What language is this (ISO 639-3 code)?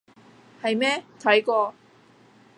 yue